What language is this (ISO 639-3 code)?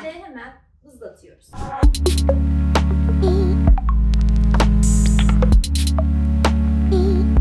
tur